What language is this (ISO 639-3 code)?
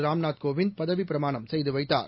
tam